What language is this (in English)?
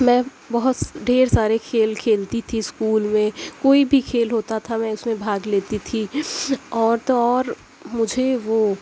Urdu